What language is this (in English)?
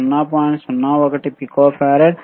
Telugu